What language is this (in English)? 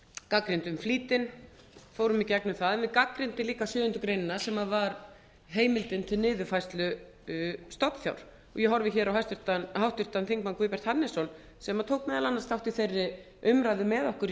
Icelandic